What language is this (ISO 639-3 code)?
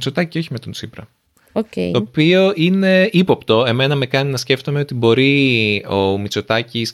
ell